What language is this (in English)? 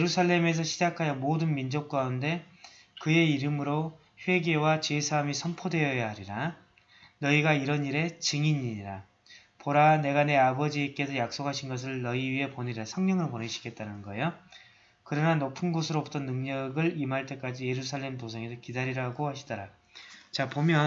Korean